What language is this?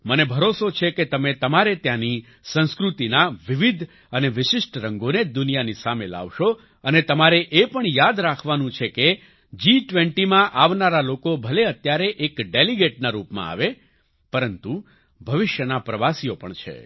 Gujarati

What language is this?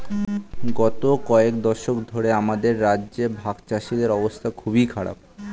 Bangla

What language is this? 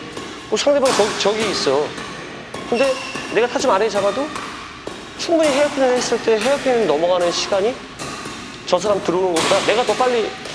Korean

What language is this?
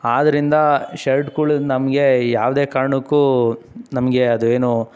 Kannada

